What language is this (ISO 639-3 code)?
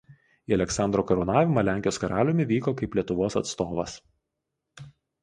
lit